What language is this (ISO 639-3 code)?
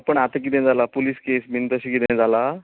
kok